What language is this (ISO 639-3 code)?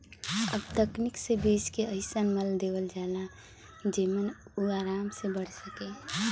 bho